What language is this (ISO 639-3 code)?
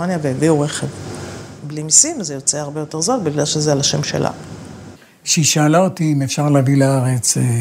heb